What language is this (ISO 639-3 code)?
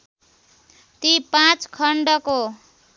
nep